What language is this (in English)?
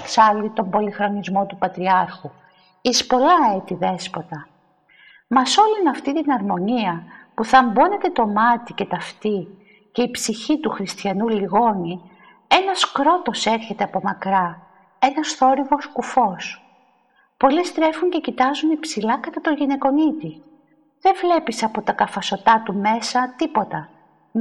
Greek